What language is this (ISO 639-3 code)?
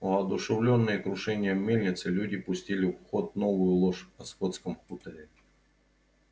rus